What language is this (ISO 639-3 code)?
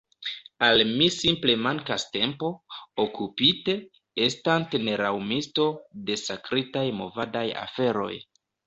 epo